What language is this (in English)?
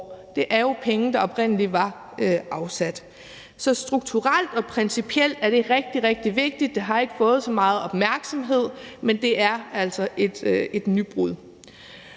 Danish